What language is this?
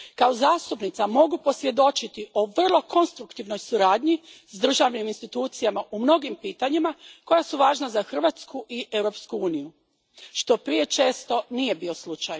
Croatian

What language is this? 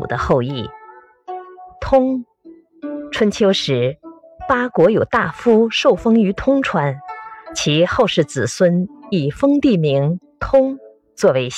Chinese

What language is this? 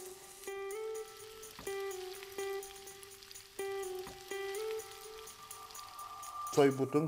Turkish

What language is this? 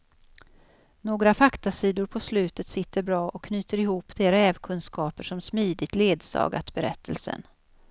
Swedish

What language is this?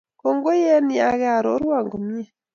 Kalenjin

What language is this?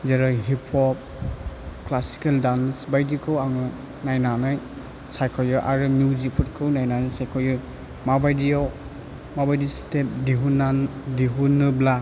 Bodo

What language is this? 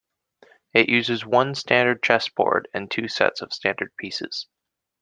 English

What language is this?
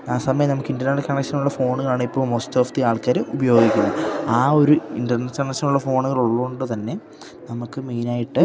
Malayalam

